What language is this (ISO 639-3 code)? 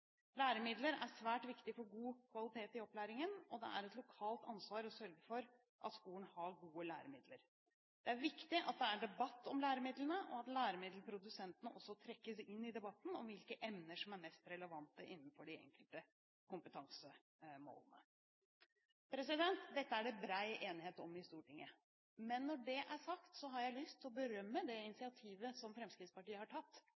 nob